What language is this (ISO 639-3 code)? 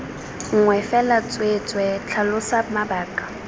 tsn